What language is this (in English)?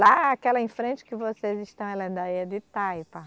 Portuguese